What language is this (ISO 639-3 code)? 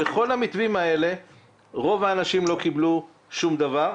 heb